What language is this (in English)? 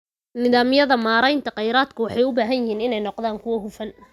Somali